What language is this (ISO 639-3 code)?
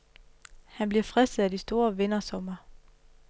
dan